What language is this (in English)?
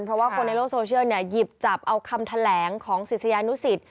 Thai